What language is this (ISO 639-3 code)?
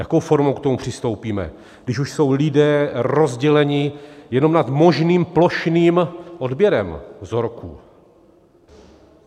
ces